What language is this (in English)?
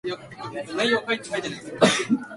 Japanese